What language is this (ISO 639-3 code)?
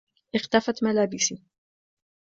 ara